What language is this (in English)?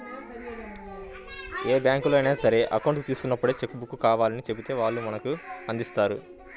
Telugu